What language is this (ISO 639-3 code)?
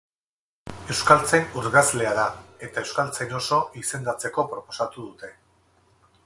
eus